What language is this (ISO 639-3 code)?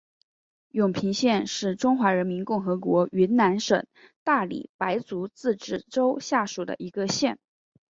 zho